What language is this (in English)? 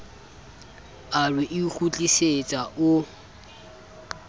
Southern Sotho